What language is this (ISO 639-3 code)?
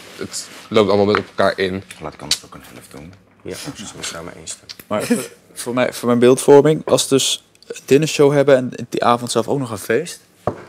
nld